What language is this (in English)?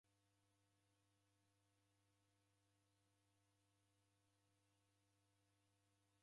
Taita